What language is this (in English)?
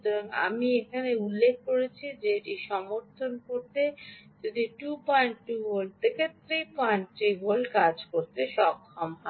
Bangla